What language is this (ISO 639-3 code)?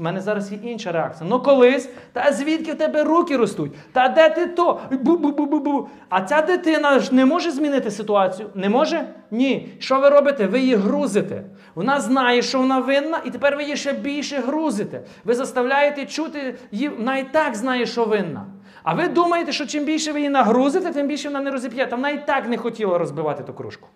ukr